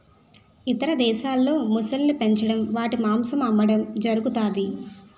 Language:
Telugu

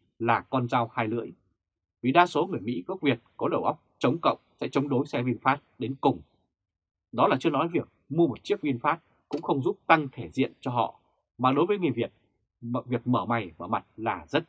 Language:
Vietnamese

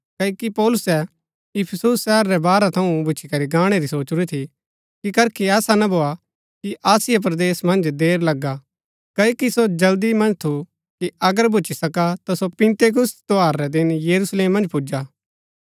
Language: Gaddi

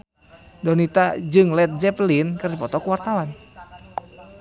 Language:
Sundanese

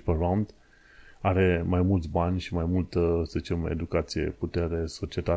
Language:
Romanian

